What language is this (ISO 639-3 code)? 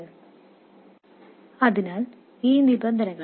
mal